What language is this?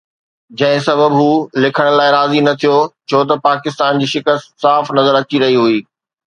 Sindhi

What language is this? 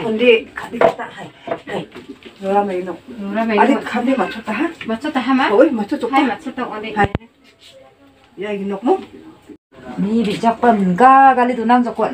Arabic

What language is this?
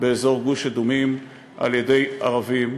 Hebrew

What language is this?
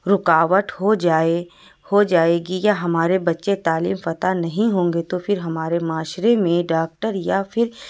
Urdu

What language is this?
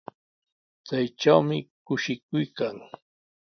Sihuas Ancash Quechua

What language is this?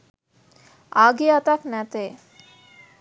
Sinhala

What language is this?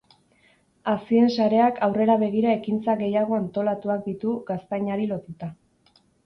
Basque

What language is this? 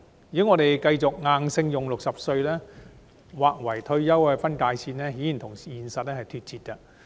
Cantonese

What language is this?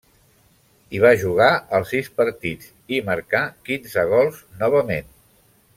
Catalan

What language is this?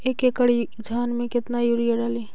Magahi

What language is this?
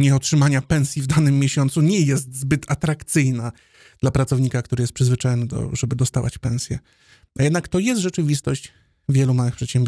Polish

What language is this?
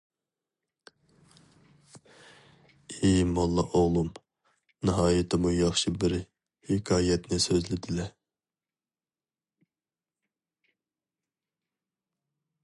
Uyghur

